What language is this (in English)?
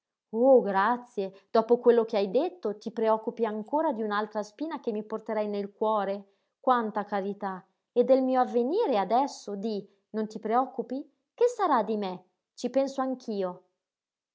Italian